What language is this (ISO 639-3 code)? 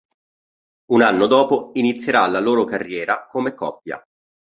ita